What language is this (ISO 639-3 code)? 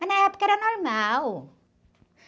por